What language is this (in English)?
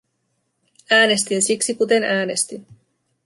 Finnish